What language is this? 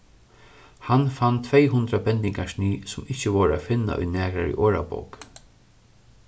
Faroese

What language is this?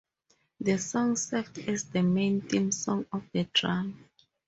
English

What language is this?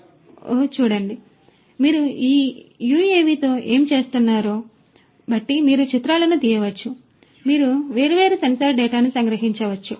Telugu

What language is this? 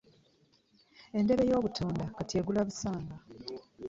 Ganda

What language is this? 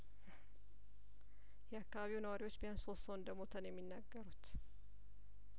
Amharic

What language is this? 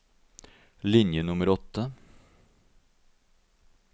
Norwegian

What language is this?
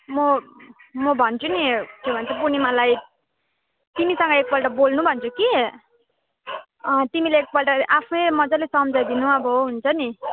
Nepali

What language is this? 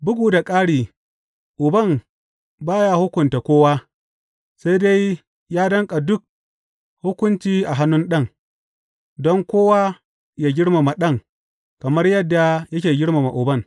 Hausa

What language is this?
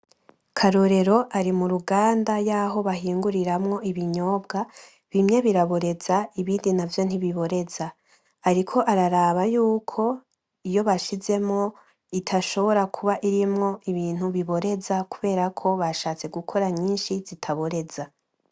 Rundi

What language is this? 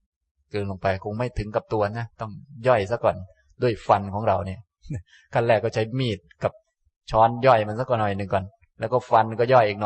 Thai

